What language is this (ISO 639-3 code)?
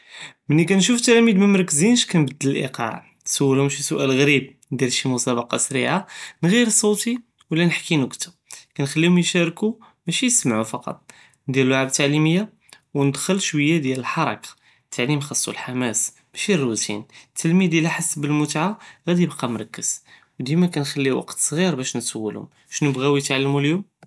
jrb